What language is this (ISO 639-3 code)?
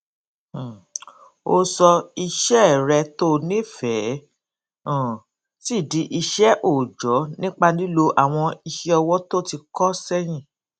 yor